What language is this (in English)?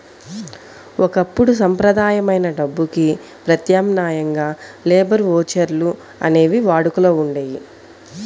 Telugu